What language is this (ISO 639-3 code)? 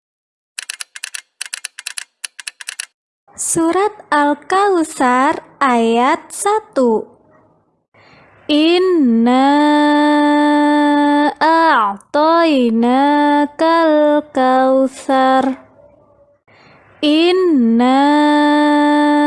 ind